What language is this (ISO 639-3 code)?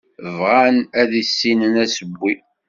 kab